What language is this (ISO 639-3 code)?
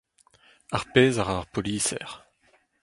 bre